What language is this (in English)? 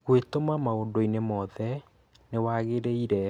Kikuyu